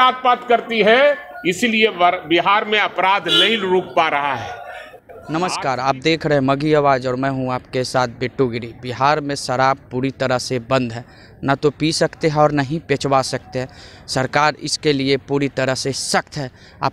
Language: Hindi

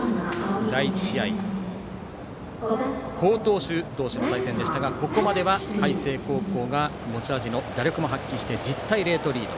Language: Japanese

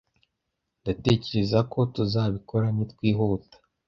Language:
Kinyarwanda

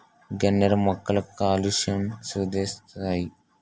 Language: Telugu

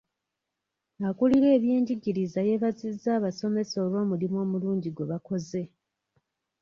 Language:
Ganda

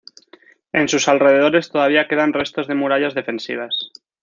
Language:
Spanish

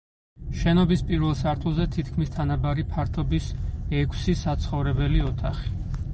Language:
Georgian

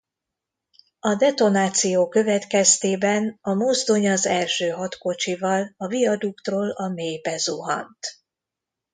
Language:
Hungarian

